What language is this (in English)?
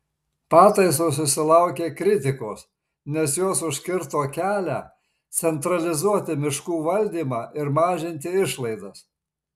Lithuanian